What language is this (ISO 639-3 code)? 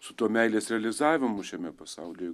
lit